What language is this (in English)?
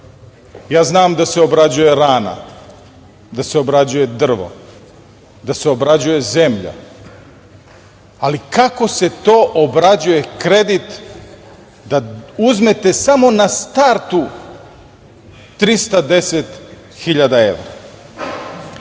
Serbian